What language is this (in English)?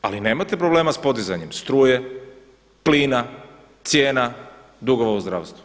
Croatian